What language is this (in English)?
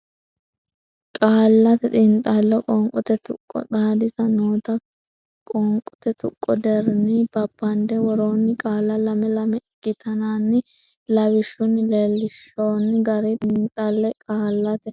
Sidamo